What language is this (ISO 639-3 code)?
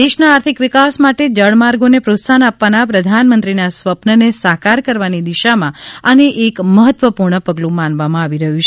guj